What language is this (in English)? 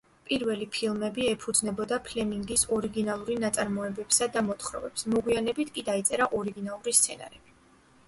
Georgian